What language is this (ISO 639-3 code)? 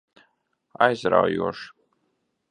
lav